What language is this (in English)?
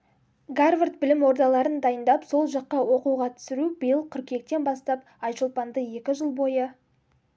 Kazakh